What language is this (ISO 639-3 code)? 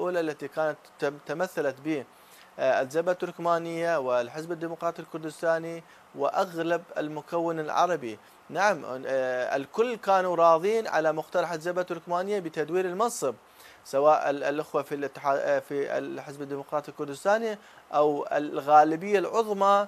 ara